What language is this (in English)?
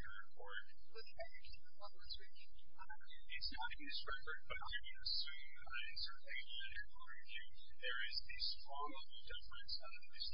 English